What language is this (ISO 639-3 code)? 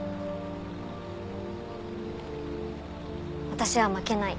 jpn